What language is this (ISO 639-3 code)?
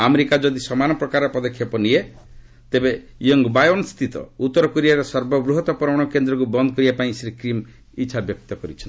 ori